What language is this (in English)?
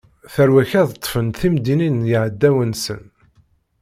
Kabyle